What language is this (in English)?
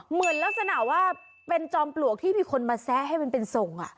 Thai